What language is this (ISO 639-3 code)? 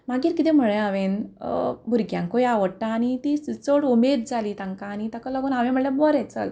kok